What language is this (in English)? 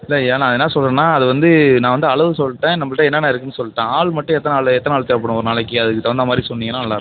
Tamil